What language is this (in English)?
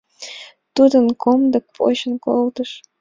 Mari